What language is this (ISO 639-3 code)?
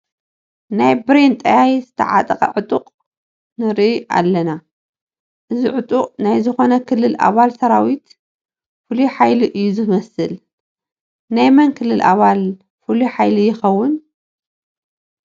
tir